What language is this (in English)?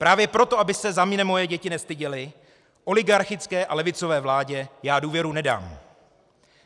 Czech